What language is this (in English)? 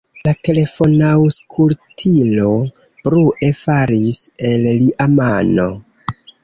Esperanto